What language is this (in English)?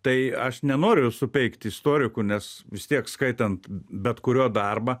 Lithuanian